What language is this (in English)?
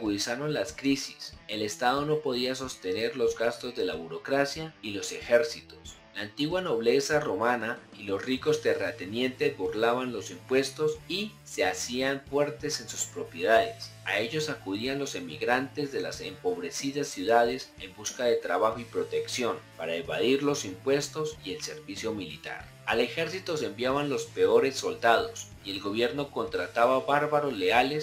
Spanish